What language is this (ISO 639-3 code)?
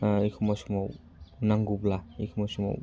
brx